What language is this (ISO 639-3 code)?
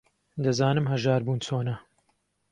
ckb